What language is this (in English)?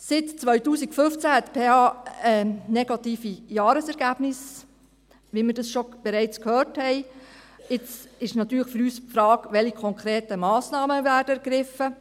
Swiss German